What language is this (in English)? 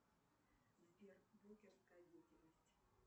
Russian